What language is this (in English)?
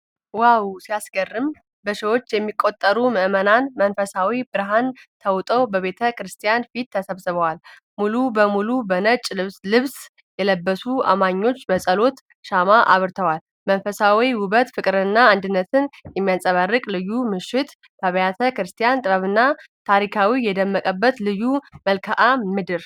Amharic